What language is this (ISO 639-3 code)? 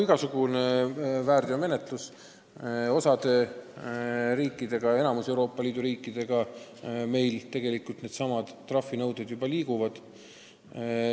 est